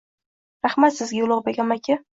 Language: Uzbek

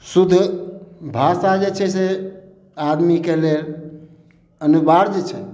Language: Maithili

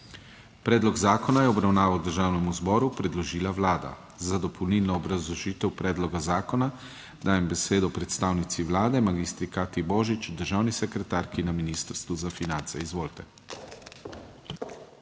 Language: Slovenian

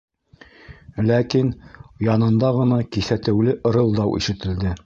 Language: Bashkir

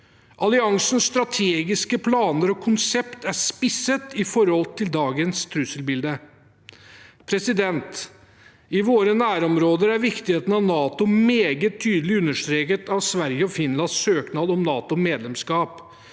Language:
Norwegian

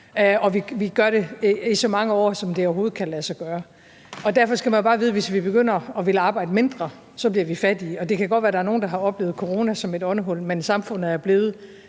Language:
Danish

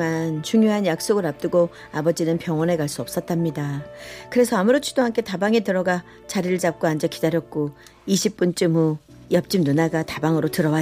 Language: Korean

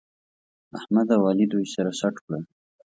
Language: Pashto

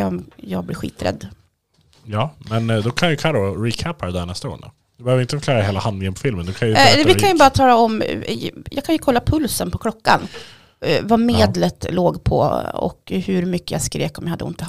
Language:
Swedish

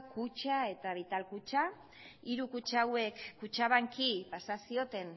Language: Basque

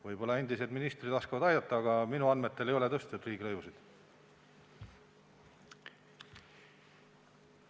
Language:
Estonian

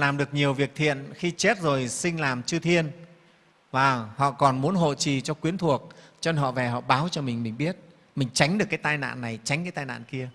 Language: Vietnamese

